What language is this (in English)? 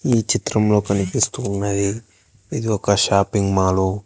Telugu